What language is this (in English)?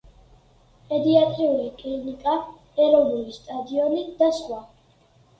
Georgian